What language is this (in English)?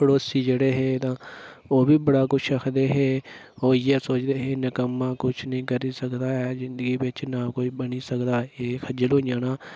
Dogri